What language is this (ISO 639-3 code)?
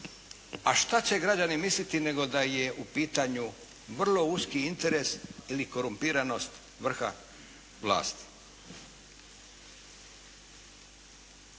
hrv